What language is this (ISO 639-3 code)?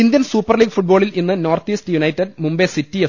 mal